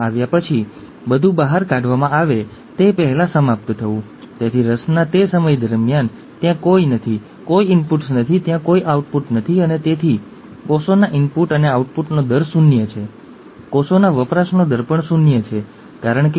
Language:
Gujarati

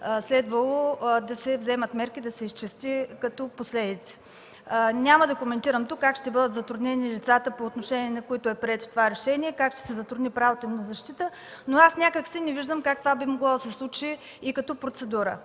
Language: Bulgarian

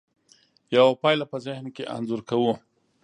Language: Pashto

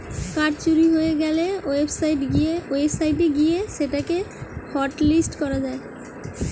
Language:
Bangla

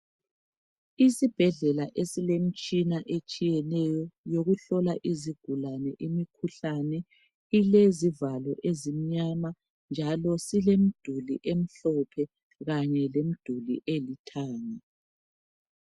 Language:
North Ndebele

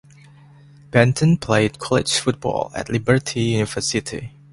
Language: English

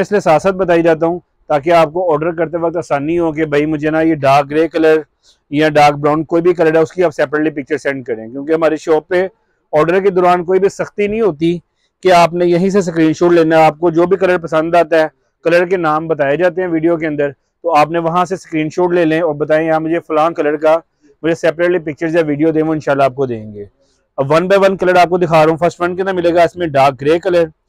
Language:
Hindi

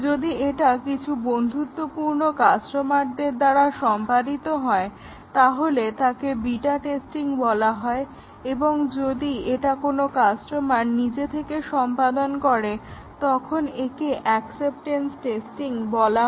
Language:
Bangla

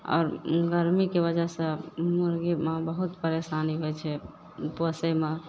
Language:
Maithili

